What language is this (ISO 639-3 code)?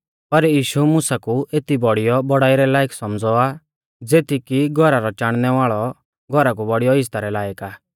bfz